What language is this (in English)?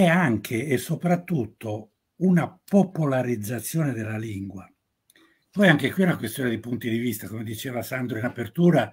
Italian